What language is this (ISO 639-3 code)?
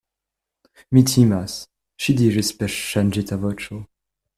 epo